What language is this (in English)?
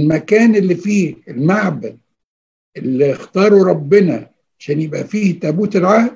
Arabic